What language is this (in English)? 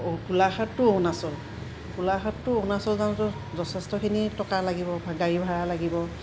Assamese